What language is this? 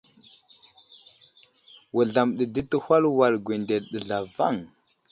Wuzlam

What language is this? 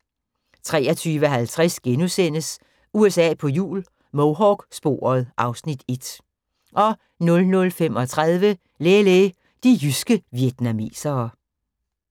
Danish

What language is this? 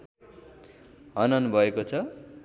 Nepali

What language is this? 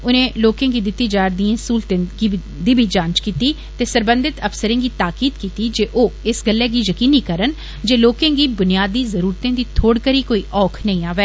Dogri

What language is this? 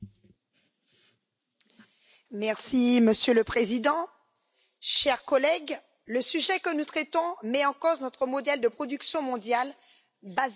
French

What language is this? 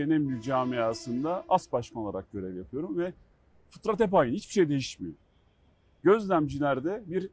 Turkish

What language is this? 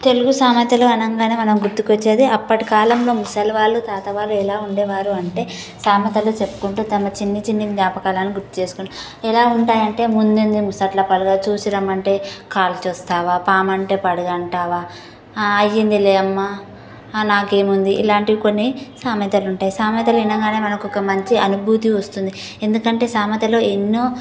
Telugu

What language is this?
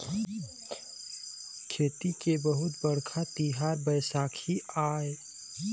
Chhattisgarhi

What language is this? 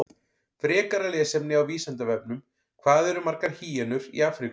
Icelandic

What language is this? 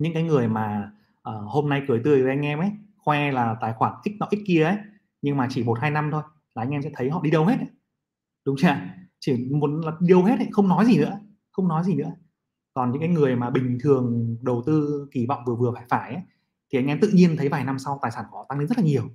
Vietnamese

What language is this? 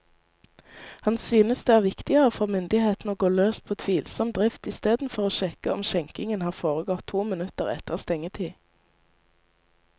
Norwegian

